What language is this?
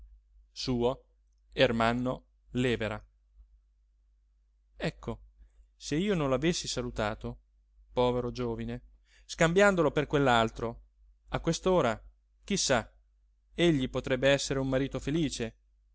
Italian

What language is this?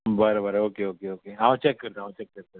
Konkani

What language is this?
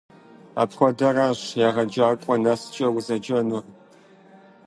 Kabardian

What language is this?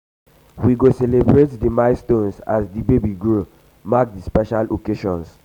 Nigerian Pidgin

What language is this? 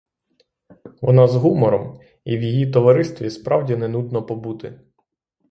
Ukrainian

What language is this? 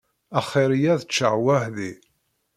Kabyle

